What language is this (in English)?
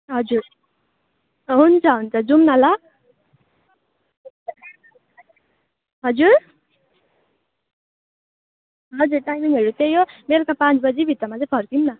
Nepali